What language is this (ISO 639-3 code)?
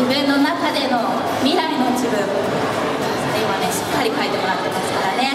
jpn